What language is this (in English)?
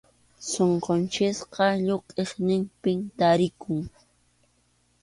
Arequipa-La Unión Quechua